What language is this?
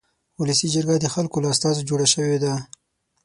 Pashto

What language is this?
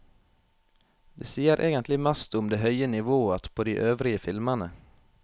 Norwegian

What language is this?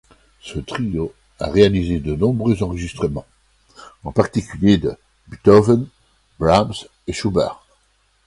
French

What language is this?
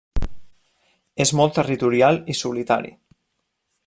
Catalan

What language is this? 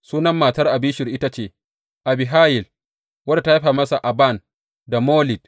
Hausa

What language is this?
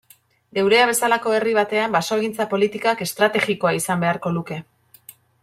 Basque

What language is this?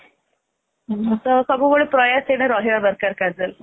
Odia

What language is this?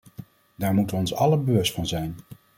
Dutch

